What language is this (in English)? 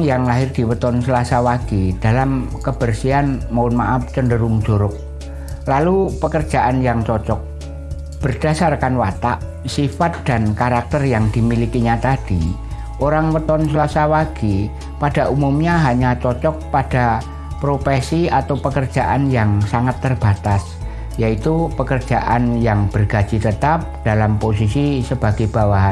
Indonesian